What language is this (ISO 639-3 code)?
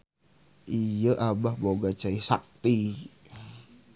sun